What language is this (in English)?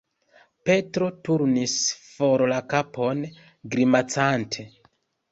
Esperanto